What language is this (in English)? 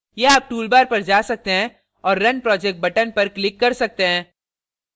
Hindi